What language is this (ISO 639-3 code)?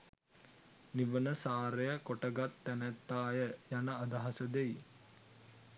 sin